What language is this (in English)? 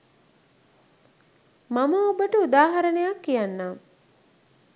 Sinhala